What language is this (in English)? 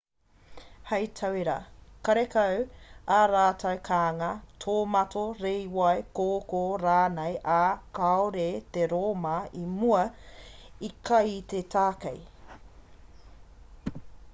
Māori